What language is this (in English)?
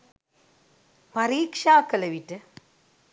Sinhala